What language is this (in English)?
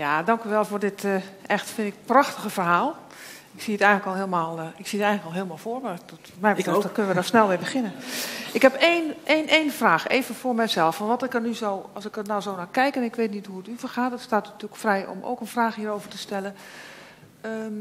Dutch